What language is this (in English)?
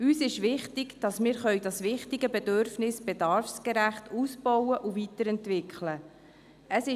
Swiss German